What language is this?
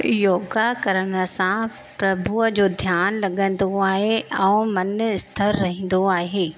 Sindhi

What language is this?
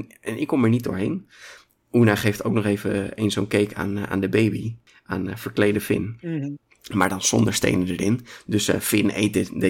Dutch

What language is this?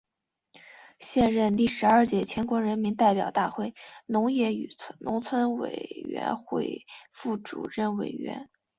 Chinese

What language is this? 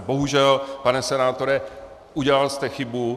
Czech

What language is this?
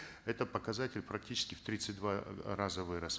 Kazakh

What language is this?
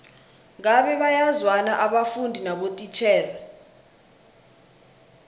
South Ndebele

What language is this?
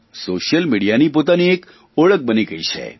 Gujarati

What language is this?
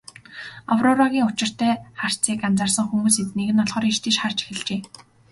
Mongolian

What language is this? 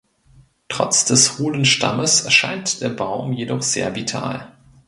German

